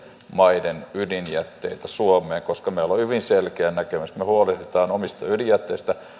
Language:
Finnish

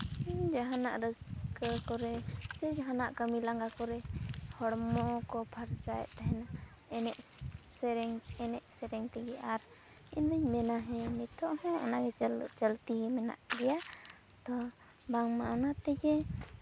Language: Santali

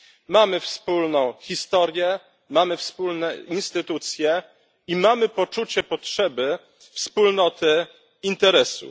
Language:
Polish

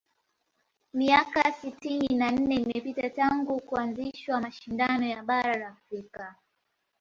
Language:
Swahili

